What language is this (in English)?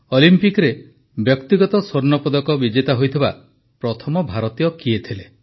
Odia